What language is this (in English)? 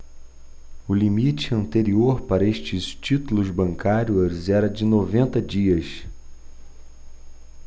Portuguese